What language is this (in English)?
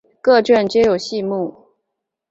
Chinese